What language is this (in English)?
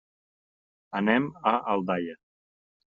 Catalan